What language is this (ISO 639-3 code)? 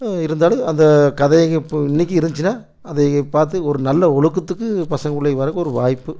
tam